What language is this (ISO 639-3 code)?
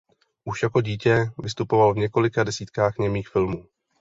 ces